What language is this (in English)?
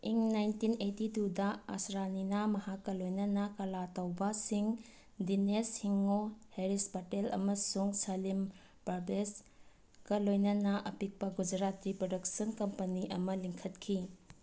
Manipuri